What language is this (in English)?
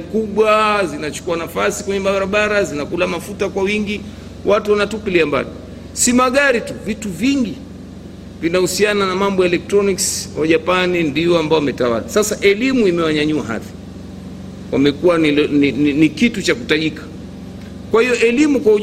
Swahili